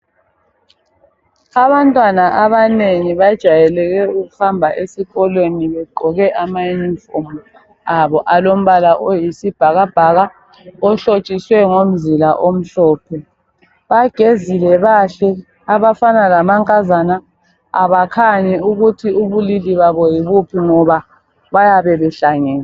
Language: North Ndebele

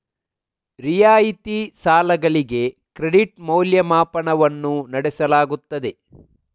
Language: Kannada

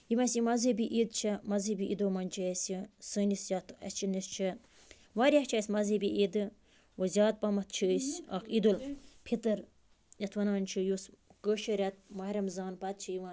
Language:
Kashmiri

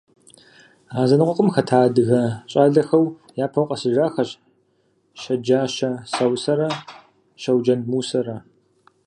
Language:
Kabardian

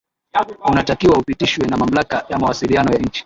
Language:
Swahili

